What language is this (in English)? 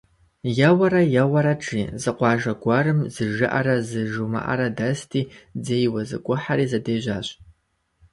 Kabardian